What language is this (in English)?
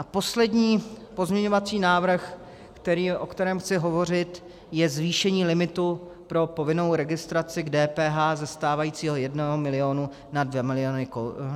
Czech